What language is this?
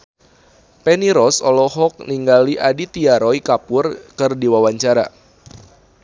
Sundanese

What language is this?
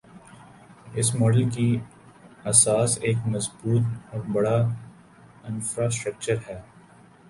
Urdu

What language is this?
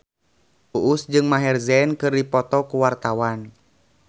Sundanese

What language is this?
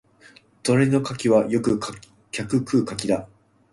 Japanese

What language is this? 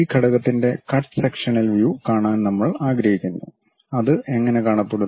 Malayalam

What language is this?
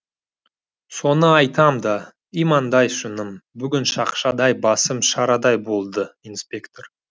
Kazakh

